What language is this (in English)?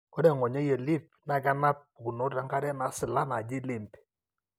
Masai